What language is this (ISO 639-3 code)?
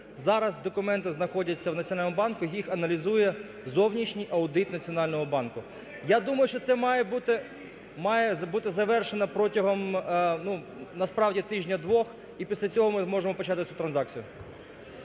ukr